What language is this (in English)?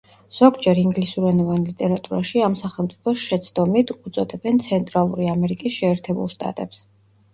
Georgian